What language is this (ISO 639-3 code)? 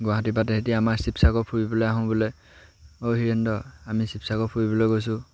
asm